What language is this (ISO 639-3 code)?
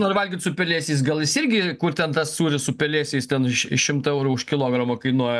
lit